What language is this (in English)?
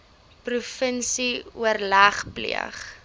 Afrikaans